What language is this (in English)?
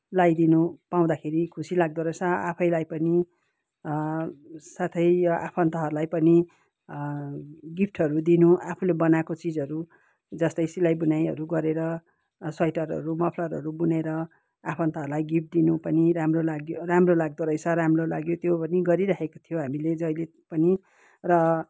Nepali